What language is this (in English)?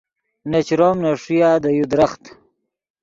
Yidgha